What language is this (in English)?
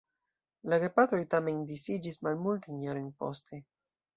Esperanto